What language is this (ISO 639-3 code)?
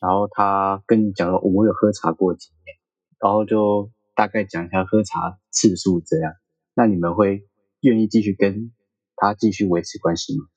zho